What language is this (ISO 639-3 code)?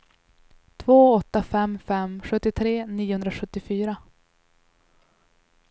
swe